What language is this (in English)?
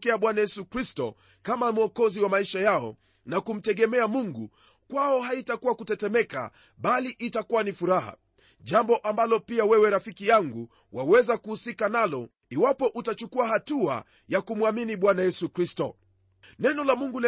Swahili